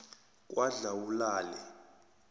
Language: South Ndebele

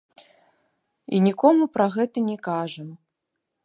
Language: Belarusian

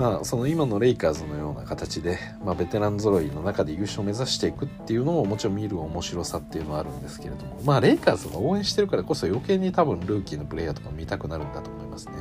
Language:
Japanese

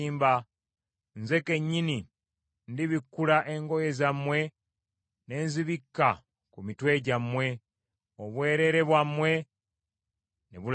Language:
Ganda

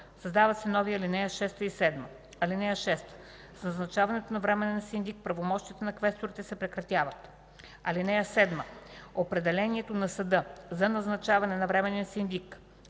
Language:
Bulgarian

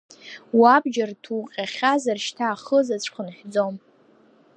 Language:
Abkhazian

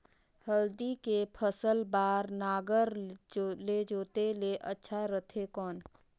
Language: Chhattisgarhi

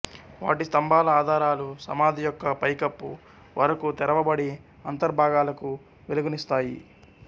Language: Telugu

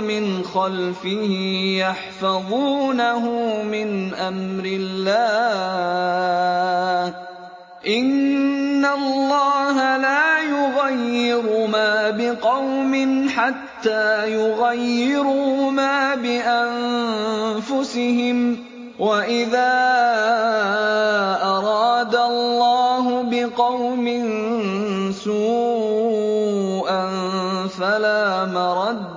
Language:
Arabic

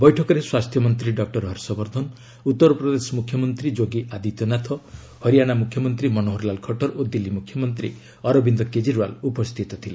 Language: Odia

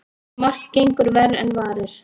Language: Icelandic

